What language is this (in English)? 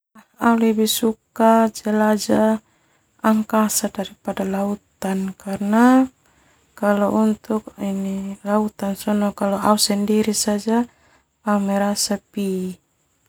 Termanu